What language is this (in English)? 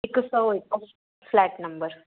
Sindhi